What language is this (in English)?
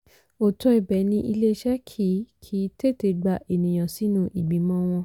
Yoruba